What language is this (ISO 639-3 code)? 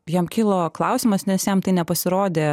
lit